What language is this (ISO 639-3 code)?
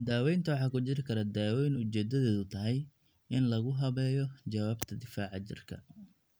som